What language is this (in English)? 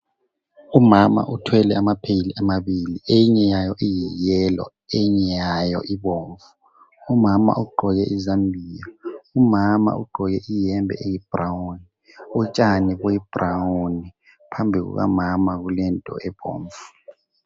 North Ndebele